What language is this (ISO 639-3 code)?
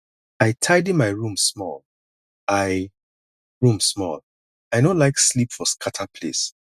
pcm